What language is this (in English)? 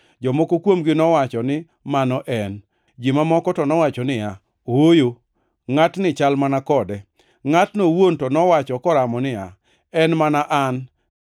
Luo (Kenya and Tanzania)